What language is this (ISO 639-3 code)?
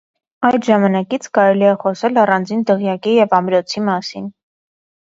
hye